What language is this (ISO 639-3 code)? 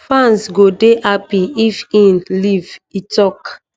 pcm